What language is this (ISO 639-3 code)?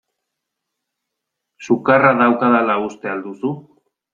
eus